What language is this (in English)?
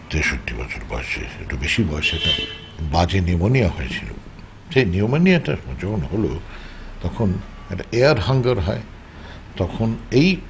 Bangla